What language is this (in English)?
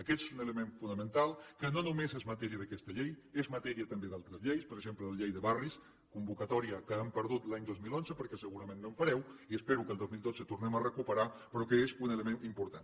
Catalan